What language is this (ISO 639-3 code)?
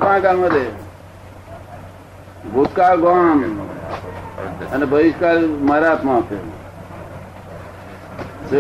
guj